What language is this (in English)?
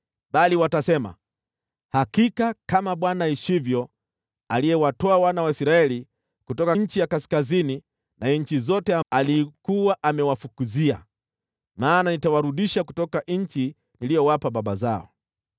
Swahili